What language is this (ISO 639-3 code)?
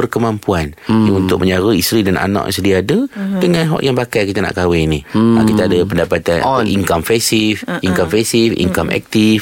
msa